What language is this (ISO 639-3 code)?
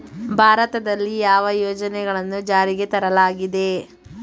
kan